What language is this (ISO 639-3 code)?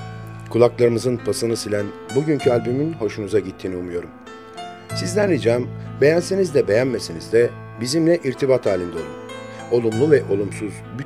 tur